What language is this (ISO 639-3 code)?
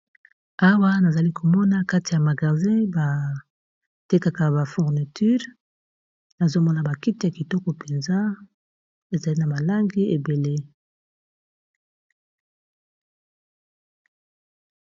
lin